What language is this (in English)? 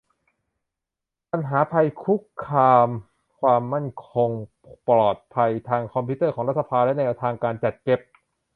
Thai